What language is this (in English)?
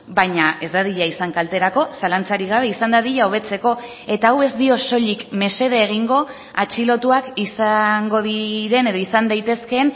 Basque